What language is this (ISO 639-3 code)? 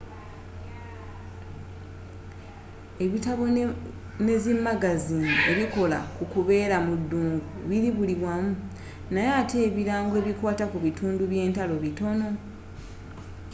lug